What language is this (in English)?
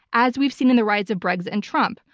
English